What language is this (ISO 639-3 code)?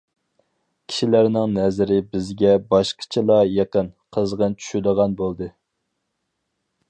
uig